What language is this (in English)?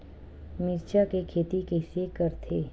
Chhattisgarhi